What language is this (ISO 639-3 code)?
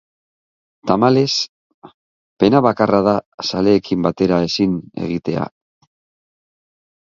eus